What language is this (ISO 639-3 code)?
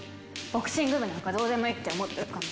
jpn